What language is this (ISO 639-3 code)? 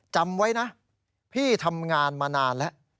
tha